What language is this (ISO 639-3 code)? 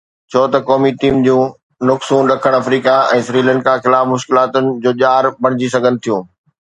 snd